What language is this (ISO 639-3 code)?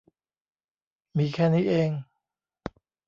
tha